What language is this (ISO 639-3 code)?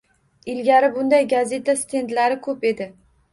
uzb